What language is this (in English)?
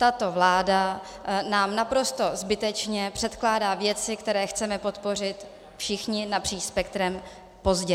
Czech